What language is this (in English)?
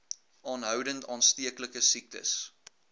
Afrikaans